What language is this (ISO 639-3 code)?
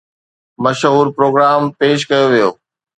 snd